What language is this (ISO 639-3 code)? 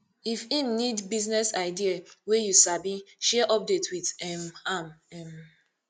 pcm